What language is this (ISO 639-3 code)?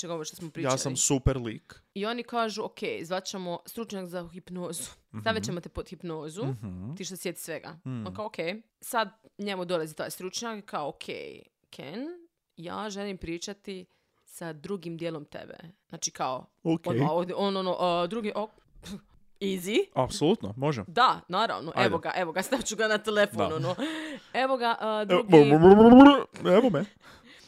hrv